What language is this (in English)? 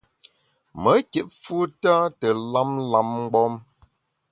Bamun